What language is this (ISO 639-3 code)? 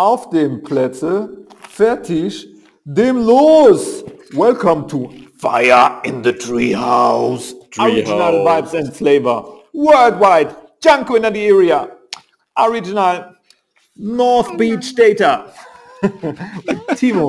deu